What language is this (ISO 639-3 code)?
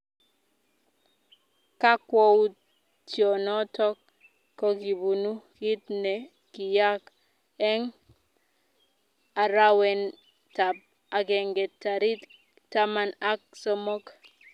kln